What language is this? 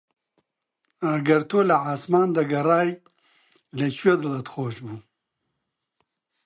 Central Kurdish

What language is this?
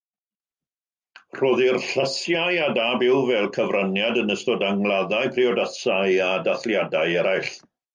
Welsh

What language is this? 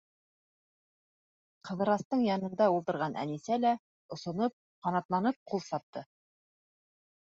Bashkir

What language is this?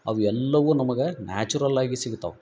Kannada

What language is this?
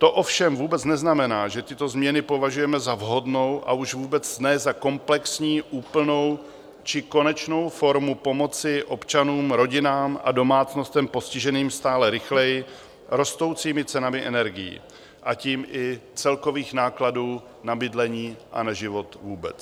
Czech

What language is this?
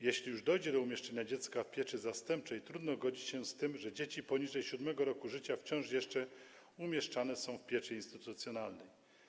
Polish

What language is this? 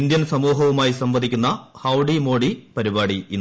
Malayalam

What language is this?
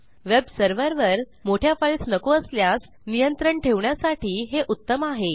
Marathi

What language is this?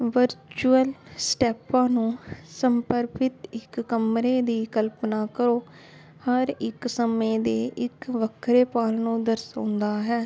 Punjabi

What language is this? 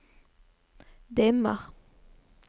Norwegian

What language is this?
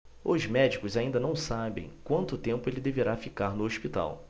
Portuguese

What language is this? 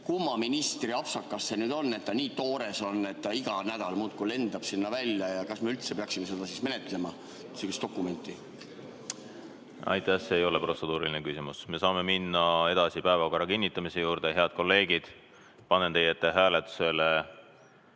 Estonian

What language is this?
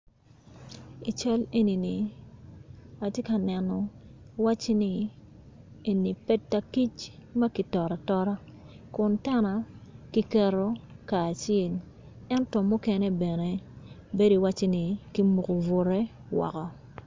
Acoli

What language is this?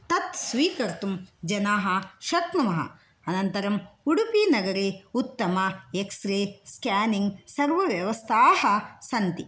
Sanskrit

